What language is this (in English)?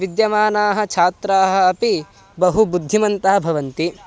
Sanskrit